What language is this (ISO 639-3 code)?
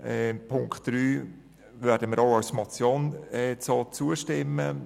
gsw